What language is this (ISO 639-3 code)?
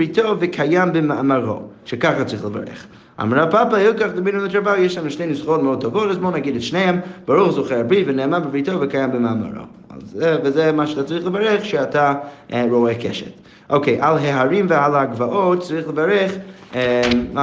heb